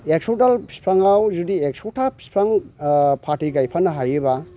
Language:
Bodo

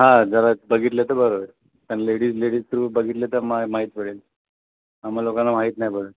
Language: Marathi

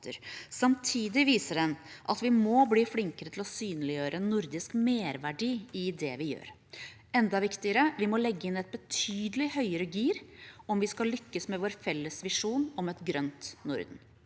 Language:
Norwegian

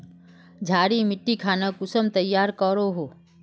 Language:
Magahi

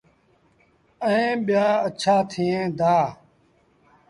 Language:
Sindhi Bhil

